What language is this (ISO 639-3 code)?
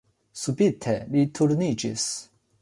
epo